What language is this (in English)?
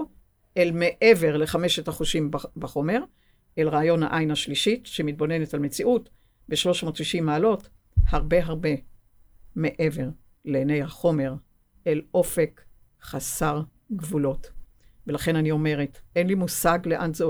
Hebrew